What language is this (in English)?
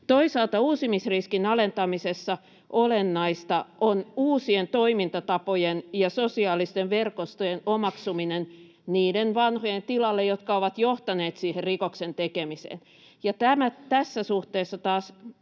Finnish